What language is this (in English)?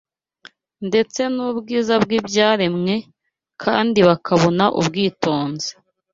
Kinyarwanda